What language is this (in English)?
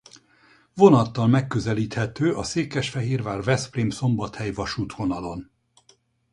Hungarian